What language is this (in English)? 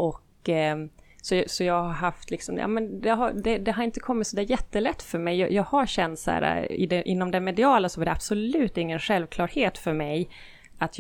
Swedish